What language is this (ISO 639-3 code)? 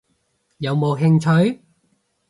yue